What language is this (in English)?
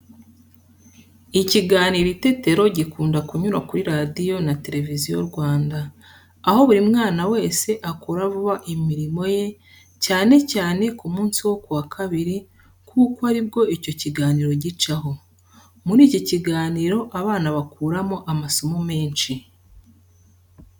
Kinyarwanda